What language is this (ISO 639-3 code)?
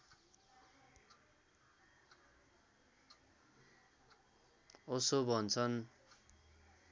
nep